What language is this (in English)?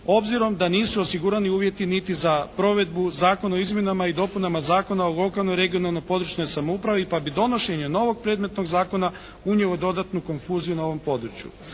Croatian